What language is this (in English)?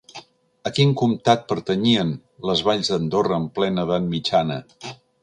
Catalan